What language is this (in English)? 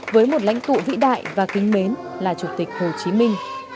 Vietnamese